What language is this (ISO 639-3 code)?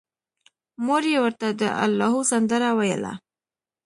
pus